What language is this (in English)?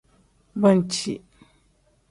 Tem